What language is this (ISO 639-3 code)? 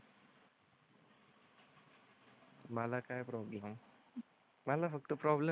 mar